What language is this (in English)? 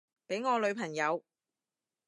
Cantonese